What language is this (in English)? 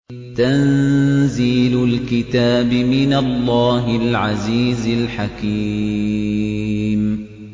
Arabic